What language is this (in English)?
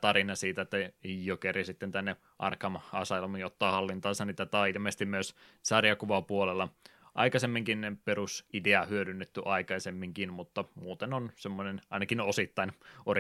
Finnish